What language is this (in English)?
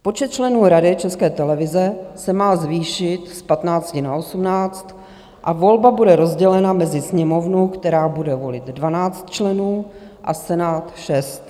Czech